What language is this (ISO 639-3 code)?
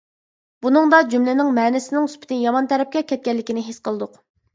uig